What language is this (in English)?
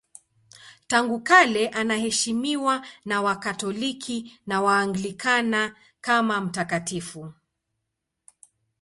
Swahili